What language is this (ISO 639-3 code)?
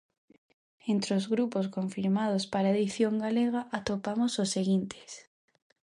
glg